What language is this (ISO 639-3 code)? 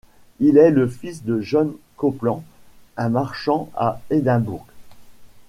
fra